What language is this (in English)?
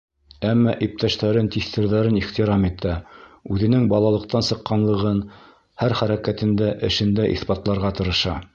Bashkir